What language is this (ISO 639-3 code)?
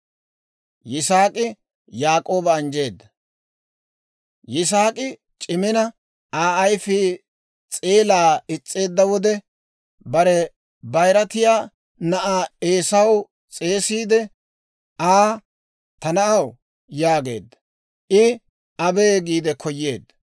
dwr